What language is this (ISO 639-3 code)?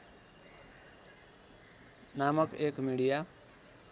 nep